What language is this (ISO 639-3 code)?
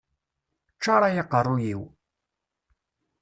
kab